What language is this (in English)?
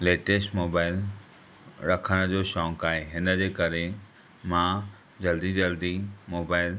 Sindhi